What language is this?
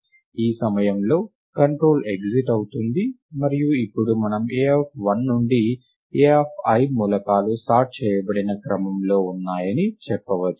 Telugu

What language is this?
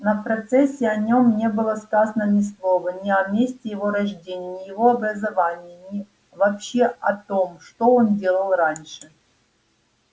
Russian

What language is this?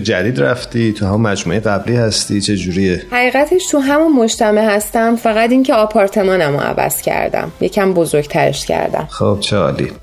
Persian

